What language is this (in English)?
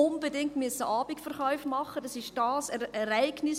Swiss German